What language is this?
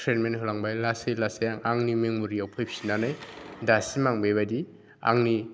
Bodo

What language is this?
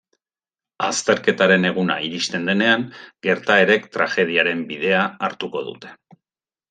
Basque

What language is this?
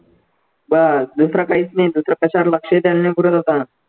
Marathi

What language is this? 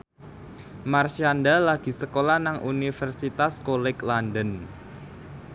Javanese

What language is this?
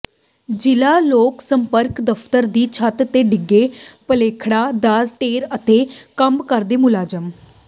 Punjabi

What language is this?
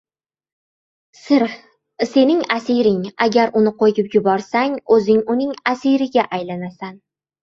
Uzbek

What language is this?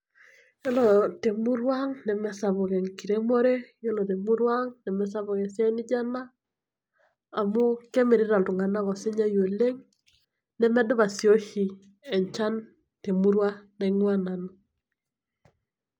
Masai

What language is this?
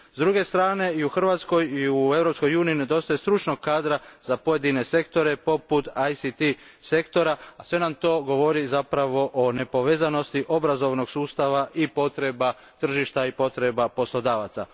Croatian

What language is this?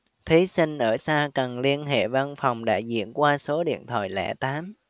Vietnamese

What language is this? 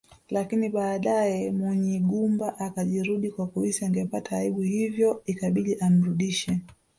Swahili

